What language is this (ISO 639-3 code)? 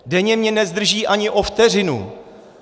ces